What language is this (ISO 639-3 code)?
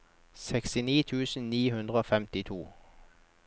nor